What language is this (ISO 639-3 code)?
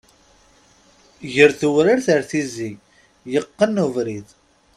kab